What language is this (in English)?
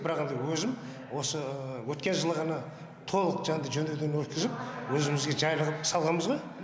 Kazakh